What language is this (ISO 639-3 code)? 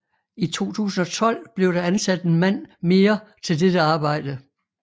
dan